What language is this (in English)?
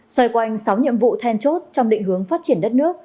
Vietnamese